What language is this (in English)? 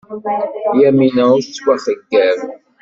Kabyle